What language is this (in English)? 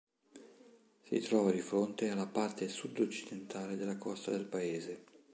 Italian